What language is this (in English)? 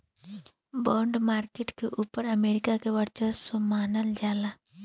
Bhojpuri